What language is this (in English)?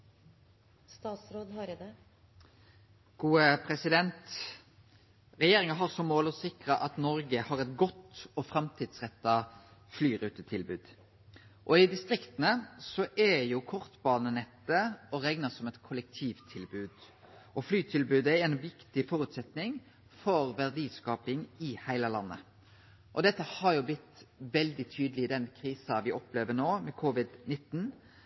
Norwegian Nynorsk